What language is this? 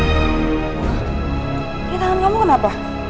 Indonesian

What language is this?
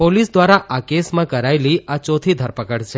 Gujarati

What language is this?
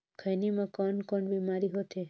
Chhattisgarhi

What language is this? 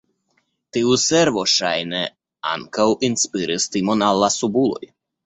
Esperanto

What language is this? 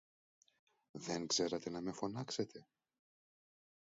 Greek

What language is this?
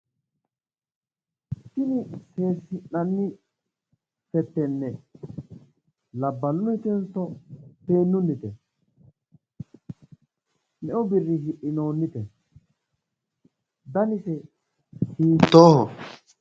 Sidamo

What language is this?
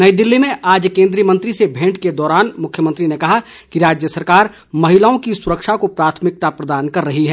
Hindi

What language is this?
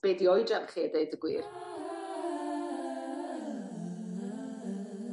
Welsh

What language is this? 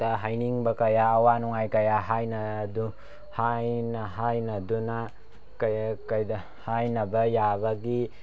Manipuri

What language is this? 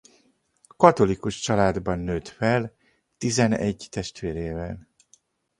Hungarian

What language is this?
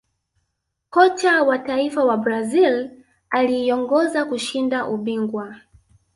Swahili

